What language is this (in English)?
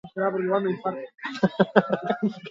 Basque